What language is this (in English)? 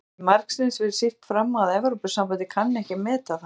Icelandic